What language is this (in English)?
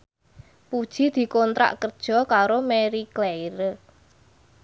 Javanese